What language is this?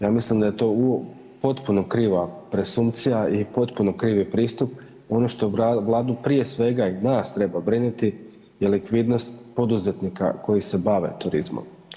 Croatian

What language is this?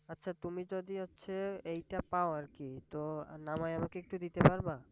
Bangla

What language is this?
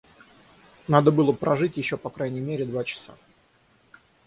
Russian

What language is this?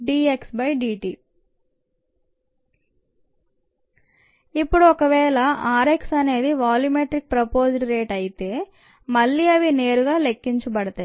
Telugu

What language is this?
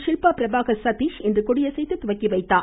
Tamil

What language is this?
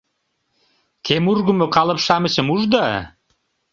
Mari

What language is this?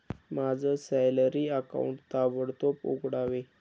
Marathi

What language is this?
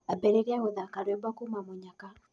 Kikuyu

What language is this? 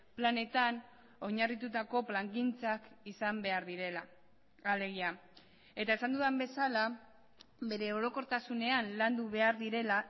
Basque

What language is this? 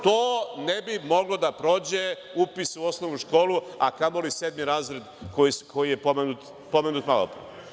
Serbian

